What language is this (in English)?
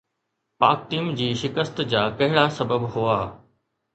Sindhi